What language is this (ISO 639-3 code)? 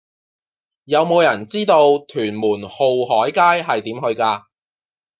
yue